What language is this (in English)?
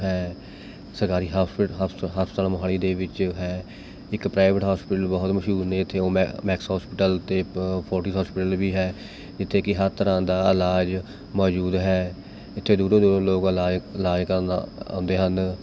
Punjabi